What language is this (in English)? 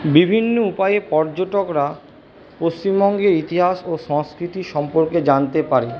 Bangla